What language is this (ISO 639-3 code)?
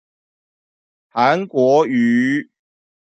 zho